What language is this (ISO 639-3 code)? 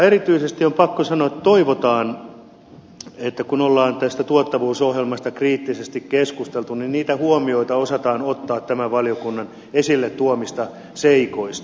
fin